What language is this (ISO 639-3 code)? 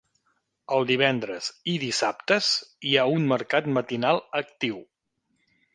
cat